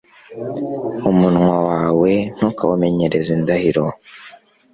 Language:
Kinyarwanda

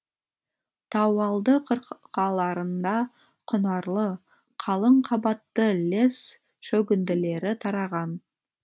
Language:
Kazakh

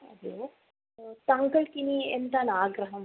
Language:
Malayalam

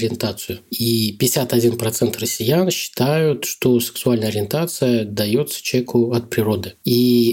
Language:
Russian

